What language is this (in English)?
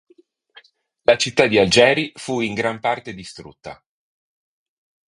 Italian